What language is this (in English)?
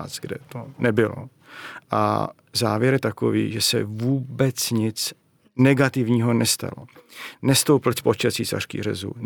Czech